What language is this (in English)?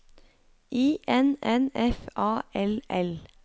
Norwegian